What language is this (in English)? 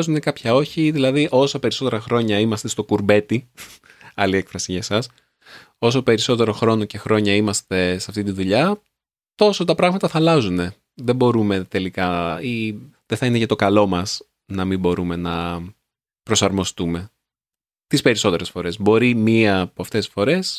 Greek